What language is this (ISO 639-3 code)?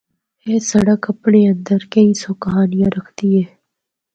hno